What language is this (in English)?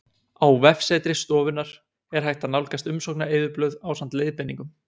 Icelandic